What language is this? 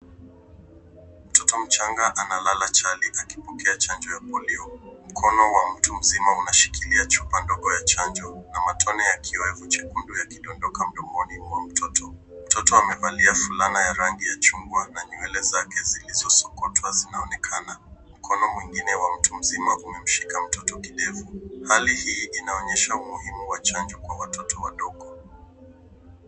Swahili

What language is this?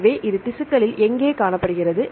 Tamil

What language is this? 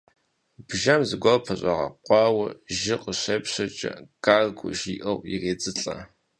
Kabardian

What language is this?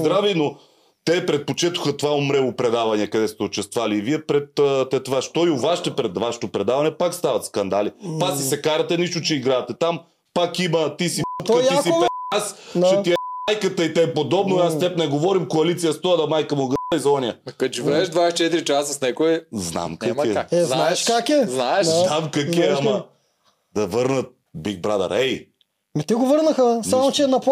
Bulgarian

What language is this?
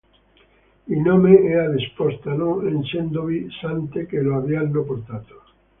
Italian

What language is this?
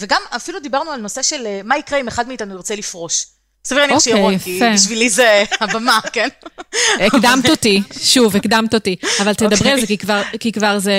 Hebrew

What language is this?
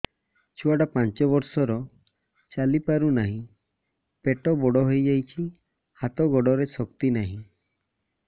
Odia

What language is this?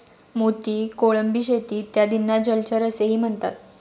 Marathi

